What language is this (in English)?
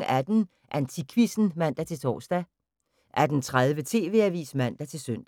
Danish